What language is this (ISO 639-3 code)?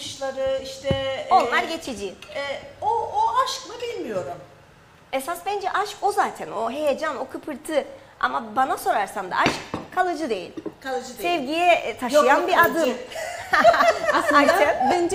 tur